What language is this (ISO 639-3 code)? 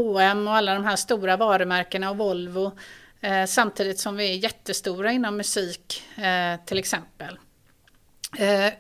swe